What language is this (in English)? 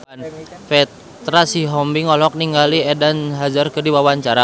Sundanese